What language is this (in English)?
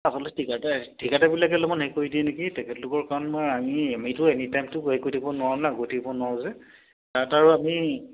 Assamese